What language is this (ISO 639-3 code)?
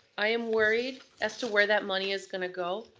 eng